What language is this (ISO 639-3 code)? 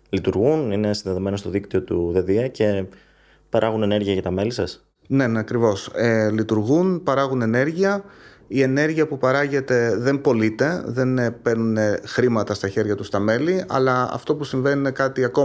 ell